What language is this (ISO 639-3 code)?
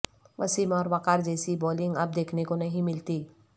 urd